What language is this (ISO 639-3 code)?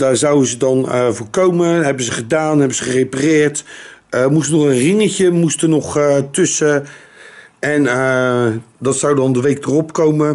nld